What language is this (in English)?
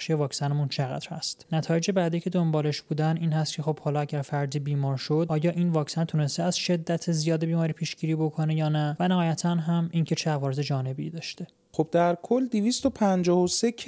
Persian